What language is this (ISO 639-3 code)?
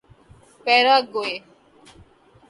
urd